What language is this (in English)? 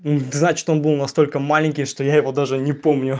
Russian